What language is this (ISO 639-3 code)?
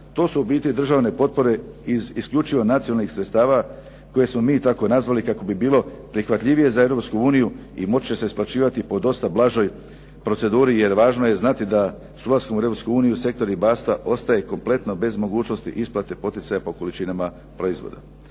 hrv